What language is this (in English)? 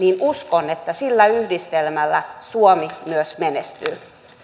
Finnish